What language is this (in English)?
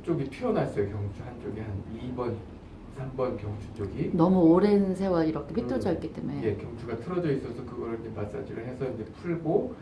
Korean